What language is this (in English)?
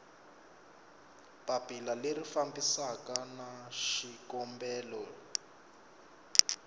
Tsonga